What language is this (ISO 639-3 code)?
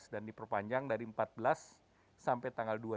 ind